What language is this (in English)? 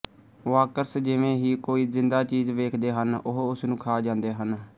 Punjabi